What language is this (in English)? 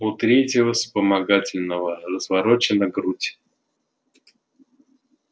Russian